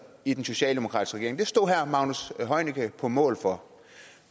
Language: Danish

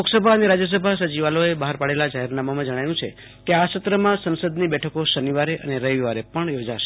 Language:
Gujarati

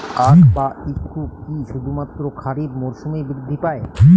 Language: Bangla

